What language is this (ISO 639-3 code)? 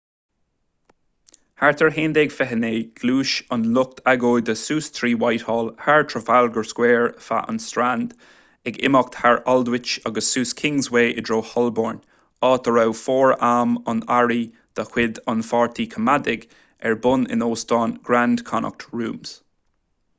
gle